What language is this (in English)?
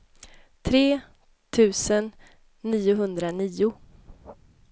Swedish